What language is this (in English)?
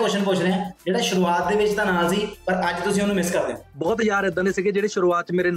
Punjabi